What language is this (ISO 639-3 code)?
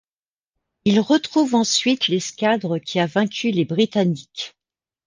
fra